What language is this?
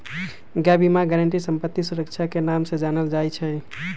Magahi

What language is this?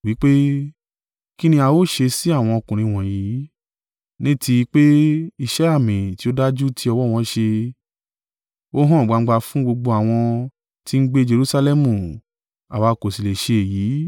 Yoruba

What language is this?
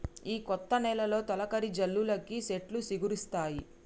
Telugu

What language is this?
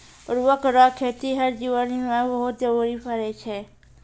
Maithili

